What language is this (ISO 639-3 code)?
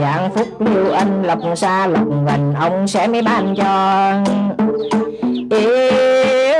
vie